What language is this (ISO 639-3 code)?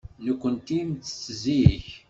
kab